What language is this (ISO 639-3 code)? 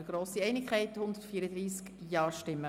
gsw